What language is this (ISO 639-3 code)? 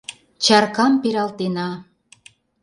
chm